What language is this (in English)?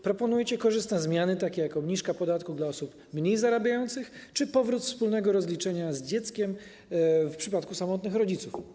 Polish